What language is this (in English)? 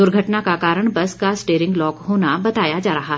Hindi